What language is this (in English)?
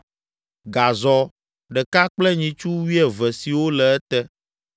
Ewe